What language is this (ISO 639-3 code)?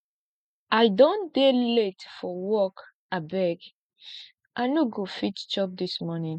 pcm